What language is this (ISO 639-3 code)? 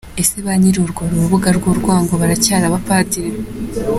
kin